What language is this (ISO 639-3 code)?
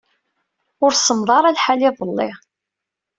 kab